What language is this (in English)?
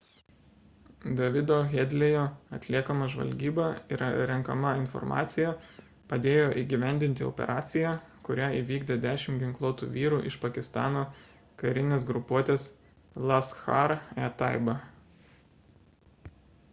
Lithuanian